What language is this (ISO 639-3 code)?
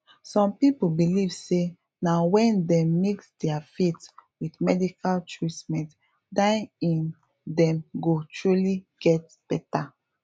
pcm